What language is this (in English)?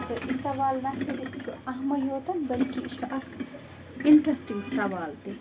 Kashmiri